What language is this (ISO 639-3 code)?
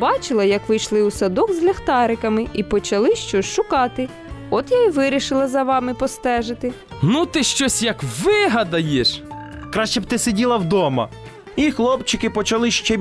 ukr